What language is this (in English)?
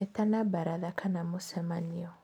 Kikuyu